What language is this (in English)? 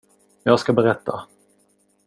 Swedish